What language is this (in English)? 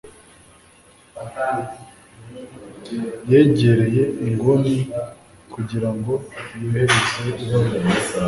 Kinyarwanda